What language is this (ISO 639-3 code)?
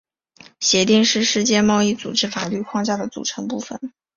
zho